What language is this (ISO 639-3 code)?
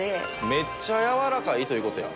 jpn